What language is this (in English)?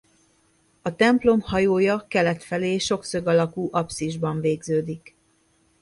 Hungarian